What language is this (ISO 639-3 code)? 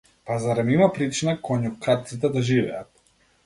mkd